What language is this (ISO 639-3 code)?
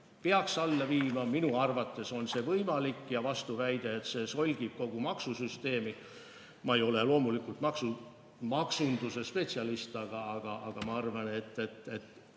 est